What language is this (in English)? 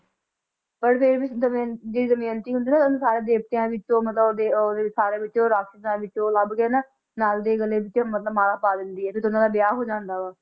Punjabi